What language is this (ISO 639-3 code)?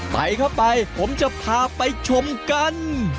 tha